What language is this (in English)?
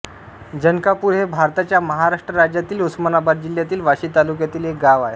Marathi